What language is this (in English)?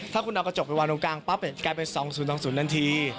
Thai